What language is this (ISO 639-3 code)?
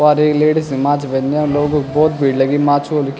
gbm